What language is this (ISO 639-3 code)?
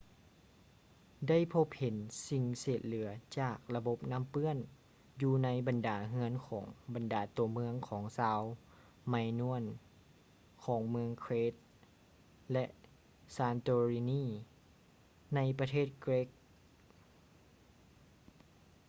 lao